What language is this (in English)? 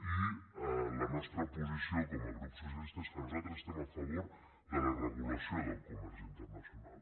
Catalan